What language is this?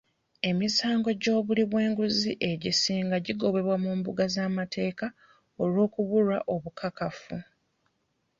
Ganda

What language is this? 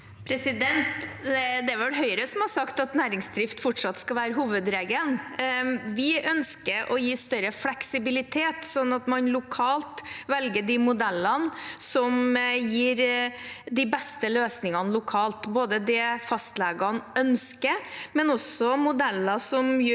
Norwegian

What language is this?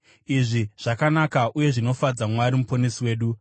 Shona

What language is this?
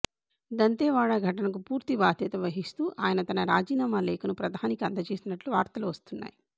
Telugu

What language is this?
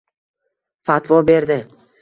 Uzbek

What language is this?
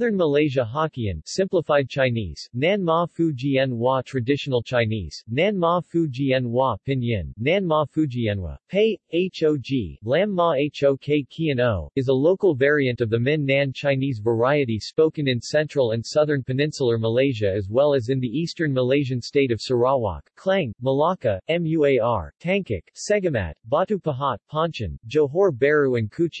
English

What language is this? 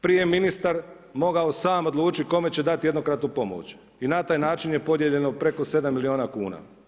Croatian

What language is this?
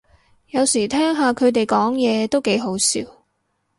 Cantonese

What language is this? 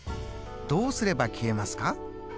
Japanese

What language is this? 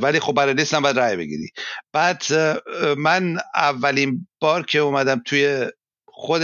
Persian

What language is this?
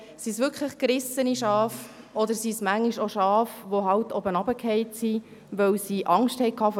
Swiss German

